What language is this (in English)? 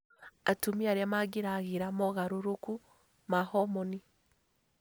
Kikuyu